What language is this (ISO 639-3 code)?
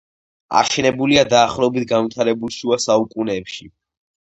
kat